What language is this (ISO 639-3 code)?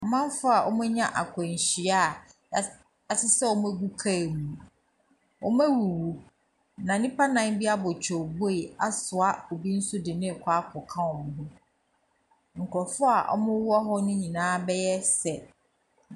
aka